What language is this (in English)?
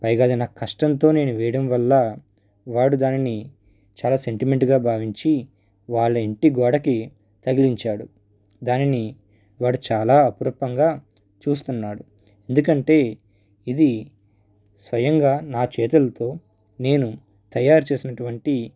Telugu